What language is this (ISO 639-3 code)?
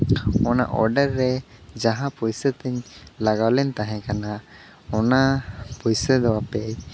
sat